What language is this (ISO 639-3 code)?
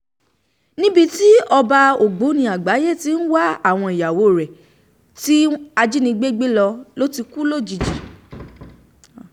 yor